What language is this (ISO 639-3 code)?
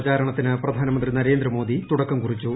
mal